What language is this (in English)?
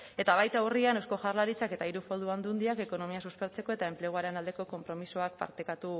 Basque